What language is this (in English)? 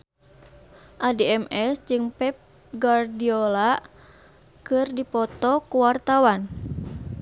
Sundanese